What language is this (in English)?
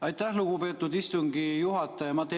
Estonian